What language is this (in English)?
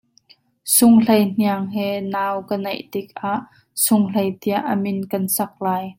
Hakha Chin